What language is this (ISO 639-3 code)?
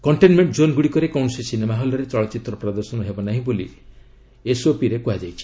ori